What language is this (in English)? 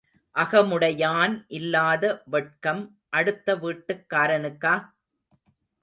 Tamil